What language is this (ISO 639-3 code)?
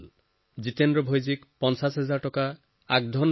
asm